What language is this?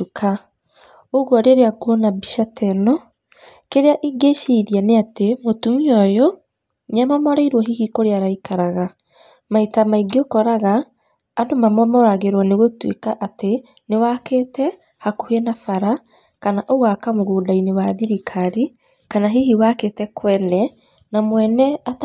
Kikuyu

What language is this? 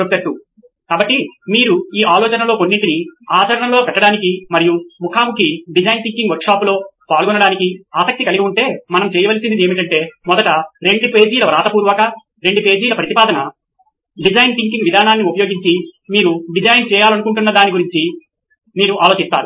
Telugu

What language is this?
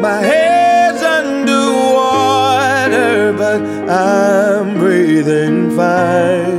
English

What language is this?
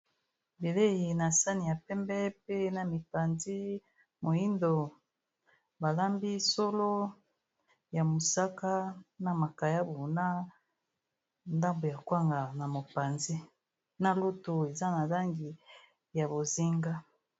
Lingala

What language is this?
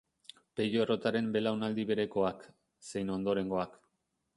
Basque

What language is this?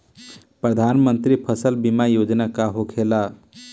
Bhojpuri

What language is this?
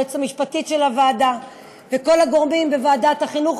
Hebrew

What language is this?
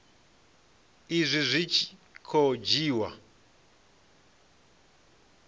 Venda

